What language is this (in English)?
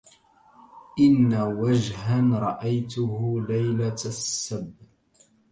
Arabic